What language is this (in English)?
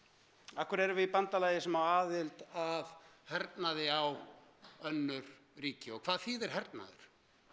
Icelandic